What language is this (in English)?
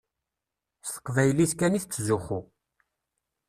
Kabyle